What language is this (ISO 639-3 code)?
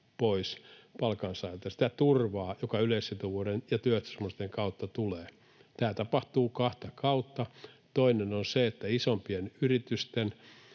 fin